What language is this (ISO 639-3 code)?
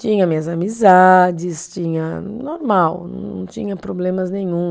por